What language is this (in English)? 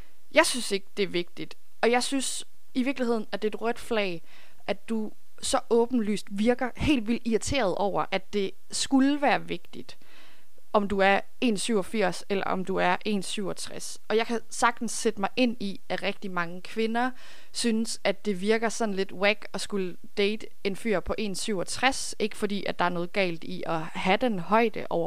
Danish